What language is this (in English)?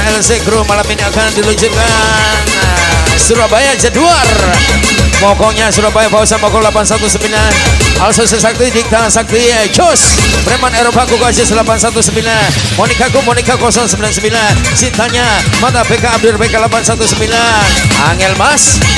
Indonesian